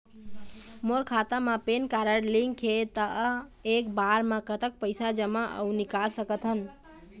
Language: Chhattisgarhi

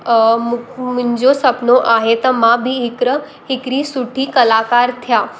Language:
Sindhi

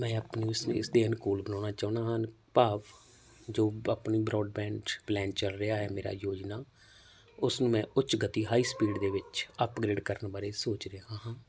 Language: Punjabi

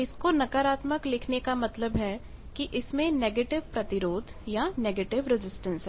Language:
Hindi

